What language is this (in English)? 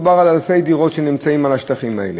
Hebrew